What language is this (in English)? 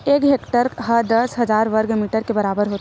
Chhattisgarhi